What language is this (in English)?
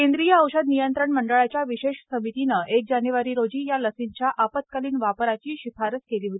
Marathi